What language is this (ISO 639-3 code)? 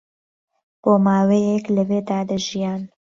ckb